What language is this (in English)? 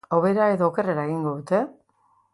Basque